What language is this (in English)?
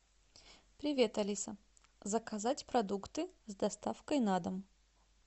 Russian